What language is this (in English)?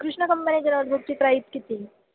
Marathi